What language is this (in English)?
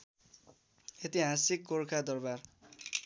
Nepali